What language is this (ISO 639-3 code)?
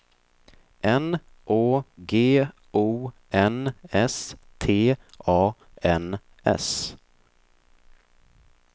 swe